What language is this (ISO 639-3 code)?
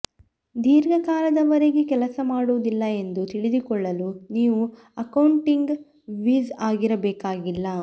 kan